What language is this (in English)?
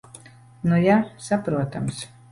Latvian